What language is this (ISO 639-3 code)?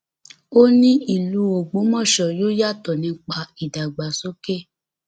yor